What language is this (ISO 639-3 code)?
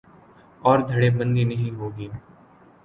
urd